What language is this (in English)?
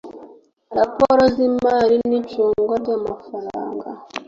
Kinyarwanda